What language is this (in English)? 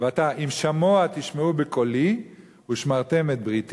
Hebrew